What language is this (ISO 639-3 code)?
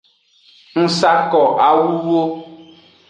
ajg